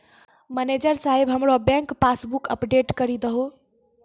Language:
Maithili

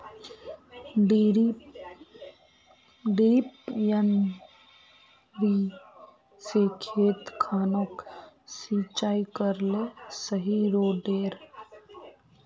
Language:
Magahi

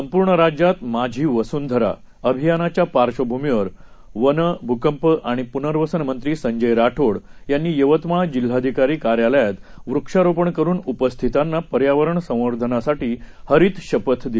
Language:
Marathi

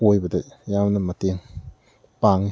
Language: Manipuri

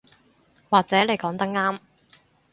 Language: Cantonese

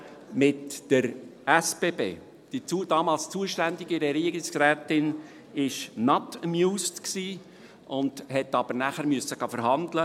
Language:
Swiss German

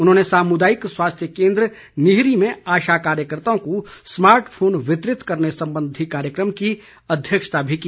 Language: Hindi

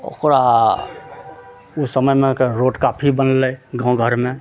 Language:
Maithili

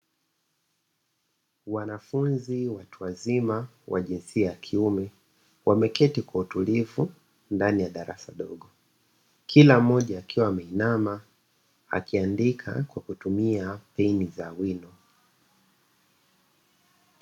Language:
Swahili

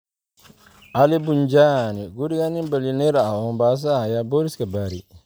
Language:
Somali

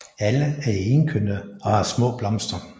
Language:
Danish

